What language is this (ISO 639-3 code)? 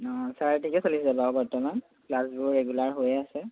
asm